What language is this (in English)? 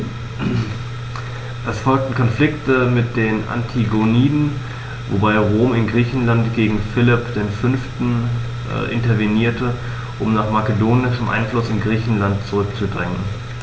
German